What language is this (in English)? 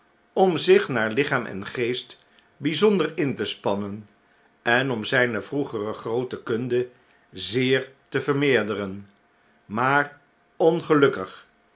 Dutch